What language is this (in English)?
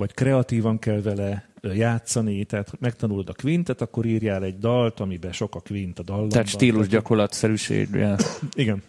Hungarian